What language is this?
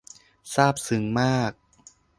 Thai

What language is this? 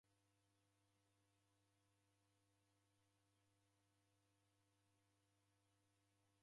Taita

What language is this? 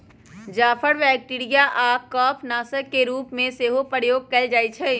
Magahi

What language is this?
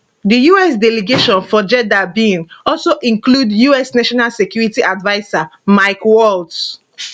Nigerian Pidgin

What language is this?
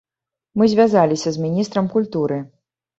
Belarusian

